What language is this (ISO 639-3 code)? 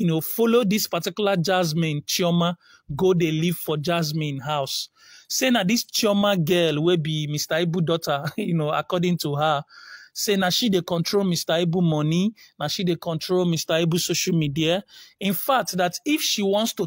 eng